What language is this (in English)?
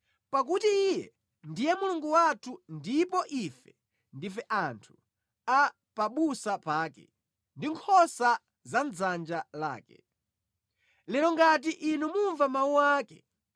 Nyanja